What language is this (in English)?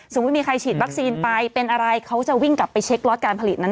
Thai